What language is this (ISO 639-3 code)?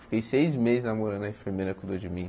por